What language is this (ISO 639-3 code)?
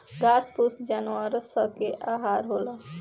bho